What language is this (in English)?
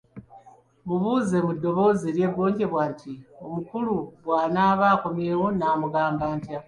Ganda